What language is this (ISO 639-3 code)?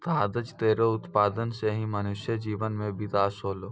mai